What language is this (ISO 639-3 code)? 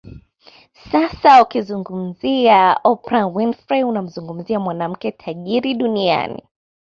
swa